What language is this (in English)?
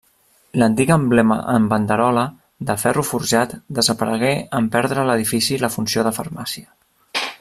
Catalan